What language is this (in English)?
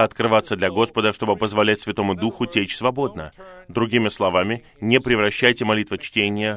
Russian